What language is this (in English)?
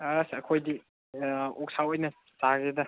Manipuri